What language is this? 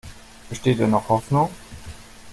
German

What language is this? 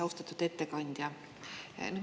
Estonian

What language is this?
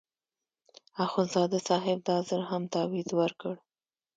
Pashto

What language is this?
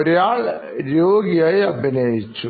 Malayalam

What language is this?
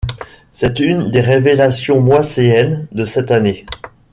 French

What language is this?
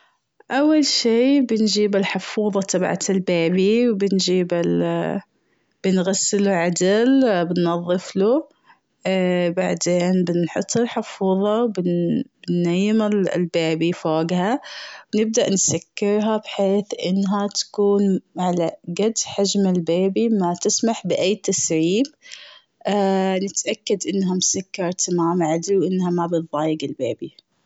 Gulf Arabic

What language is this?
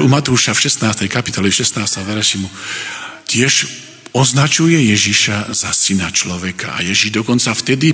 Slovak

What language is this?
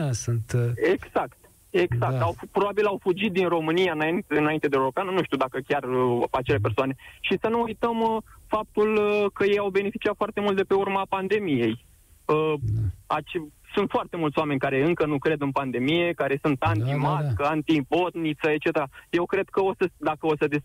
Romanian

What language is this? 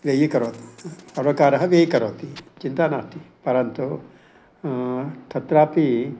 Sanskrit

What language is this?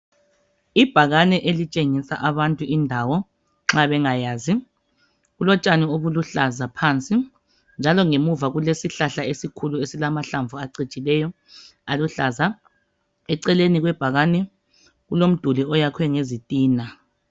North Ndebele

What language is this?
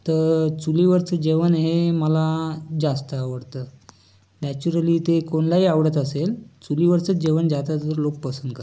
Marathi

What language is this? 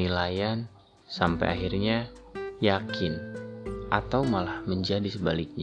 Indonesian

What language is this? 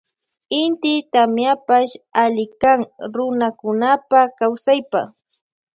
Loja Highland Quichua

